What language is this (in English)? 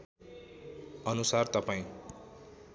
Nepali